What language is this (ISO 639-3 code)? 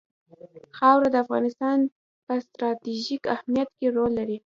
pus